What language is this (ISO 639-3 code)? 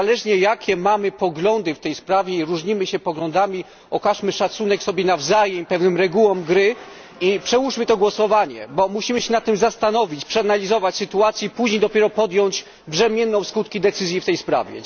pol